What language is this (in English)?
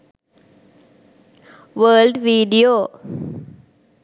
Sinhala